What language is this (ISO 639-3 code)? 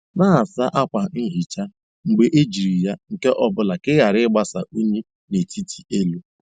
ibo